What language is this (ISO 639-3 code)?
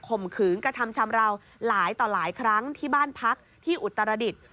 tha